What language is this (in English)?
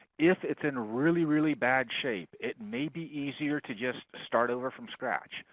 English